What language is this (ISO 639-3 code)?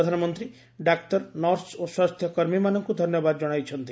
ori